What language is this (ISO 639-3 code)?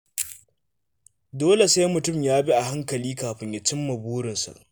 hau